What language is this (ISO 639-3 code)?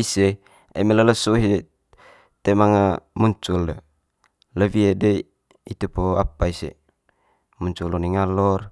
mqy